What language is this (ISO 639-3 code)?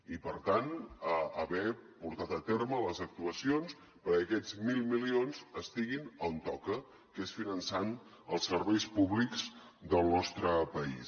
cat